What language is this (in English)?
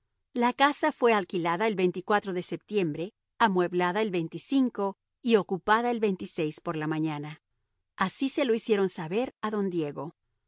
Spanish